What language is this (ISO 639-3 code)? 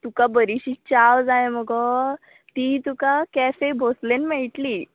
kok